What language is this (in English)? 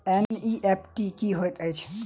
Maithili